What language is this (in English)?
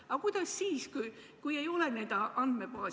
Estonian